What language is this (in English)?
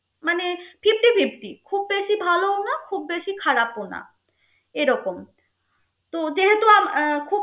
Bangla